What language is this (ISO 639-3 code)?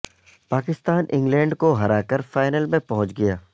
urd